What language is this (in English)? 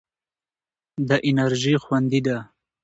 Pashto